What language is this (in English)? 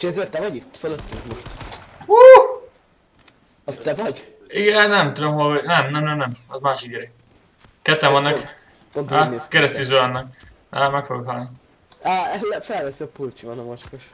Hungarian